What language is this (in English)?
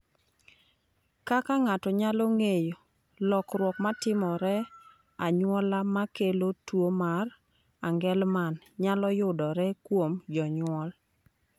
Luo (Kenya and Tanzania)